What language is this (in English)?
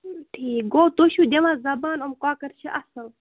Kashmiri